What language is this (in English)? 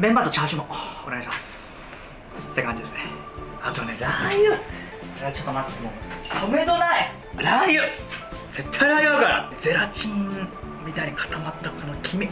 Japanese